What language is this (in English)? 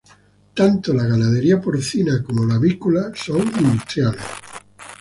Spanish